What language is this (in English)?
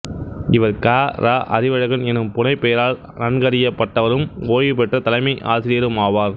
Tamil